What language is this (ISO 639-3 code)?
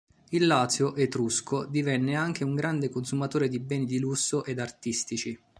ita